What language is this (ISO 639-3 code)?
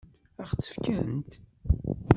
kab